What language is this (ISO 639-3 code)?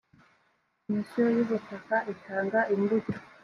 kin